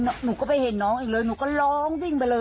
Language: Thai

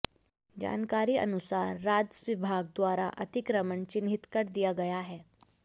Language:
Hindi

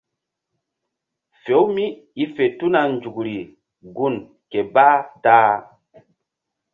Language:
Mbum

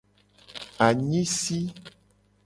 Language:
Gen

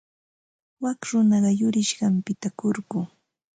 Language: Ambo-Pasco Quechua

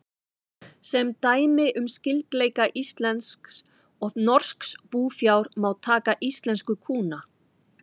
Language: Icelandic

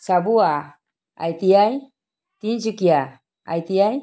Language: Assamese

